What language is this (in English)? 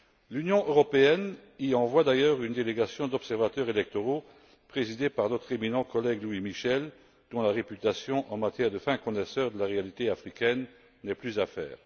French